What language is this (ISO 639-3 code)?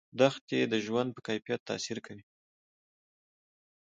pus